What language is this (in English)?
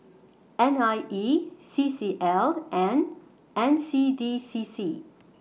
English